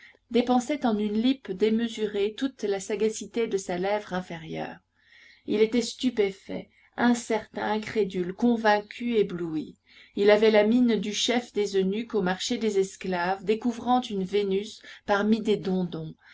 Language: French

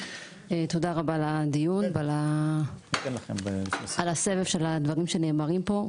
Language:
Hebrew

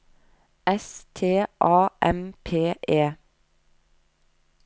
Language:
Norwegian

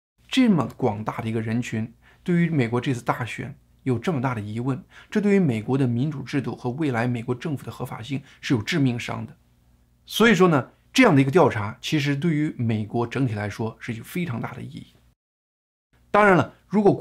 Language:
Chinese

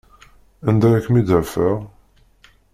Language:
Kabyle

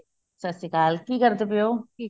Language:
Punjabi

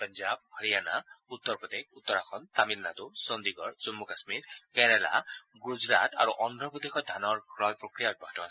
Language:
Assamese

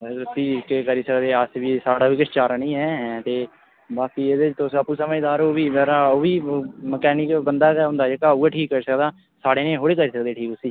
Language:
Dogri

